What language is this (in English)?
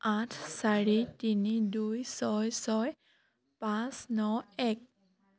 Assamese